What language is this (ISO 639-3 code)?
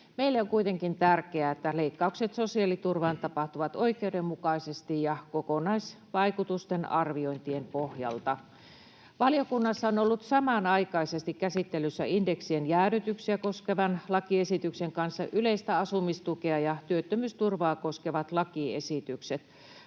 fin